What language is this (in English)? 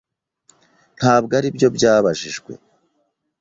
Kinyarwanda